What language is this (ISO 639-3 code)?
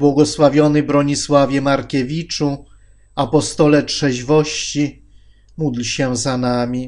pol